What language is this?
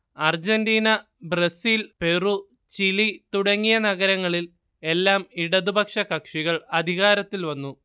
Malayalam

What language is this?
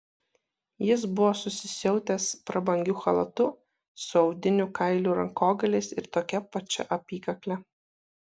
Lithuanian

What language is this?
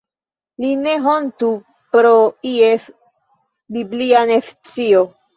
Esperanto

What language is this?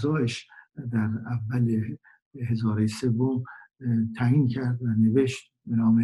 Persian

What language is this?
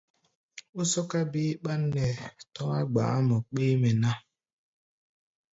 Gbaya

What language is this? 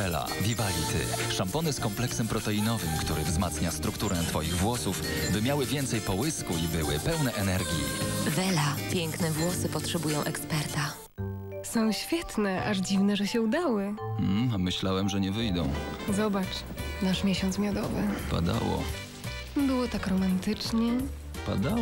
Polish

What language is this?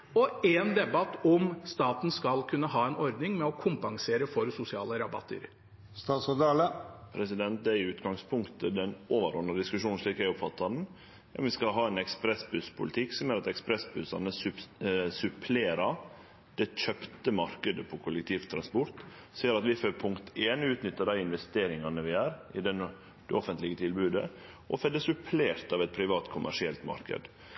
Norwegian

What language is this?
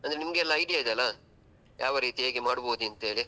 Kannada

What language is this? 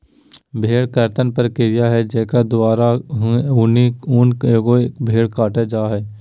Magahi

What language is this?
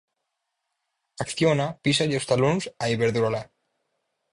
Galician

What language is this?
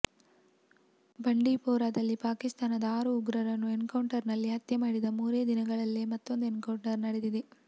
Kannada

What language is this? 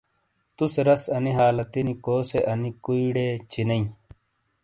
Shina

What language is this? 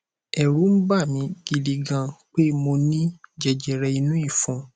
Yoruba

